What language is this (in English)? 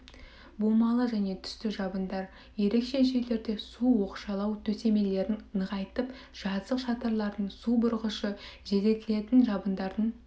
Kazakh